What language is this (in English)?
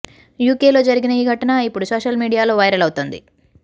Telugu